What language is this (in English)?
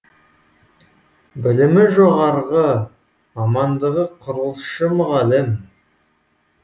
Kazakh